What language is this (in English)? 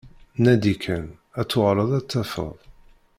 Kabyle